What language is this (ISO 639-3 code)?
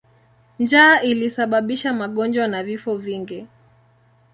swa